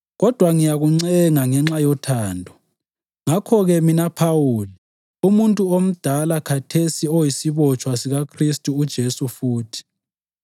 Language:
North Ndebele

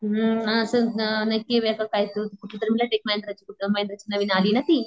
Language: Marathi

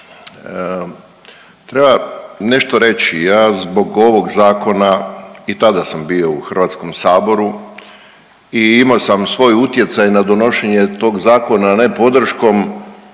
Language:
Croatian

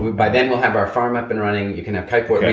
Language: English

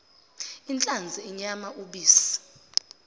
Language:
Zulu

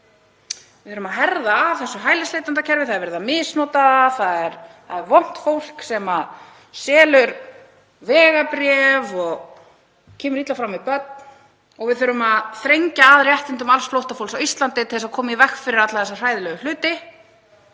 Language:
Icelandic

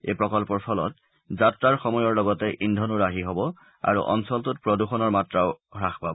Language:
Assamese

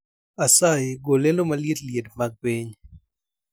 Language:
Luo (Kenya and Tanzania)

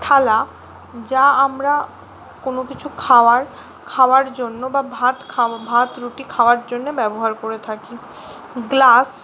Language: Bangla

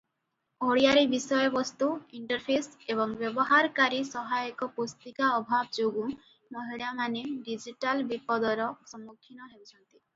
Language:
Odia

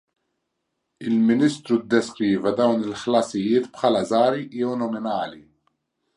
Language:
Maltese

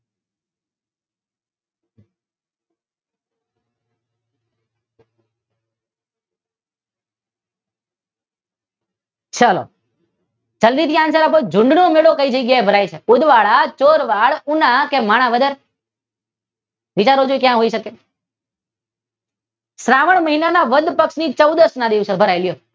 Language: Gujarati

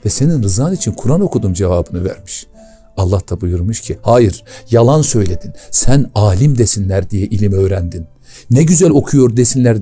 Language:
Turkish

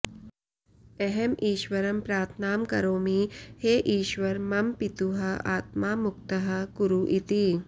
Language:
Sanskrit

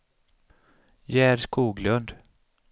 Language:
Swedish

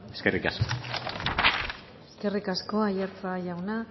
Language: Basque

